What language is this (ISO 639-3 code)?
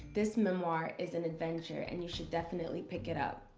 eng